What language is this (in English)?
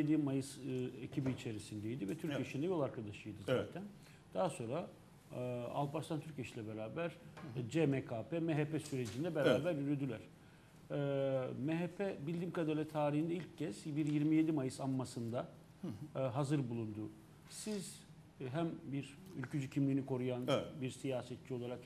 Turkish